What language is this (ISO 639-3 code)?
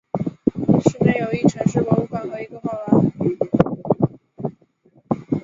zho